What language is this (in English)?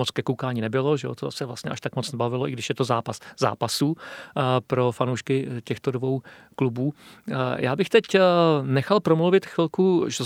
Czech